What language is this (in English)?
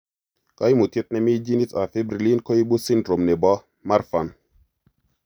Kalenjin